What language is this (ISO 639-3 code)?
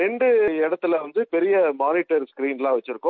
tam